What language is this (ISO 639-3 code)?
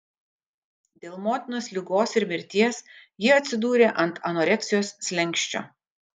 lit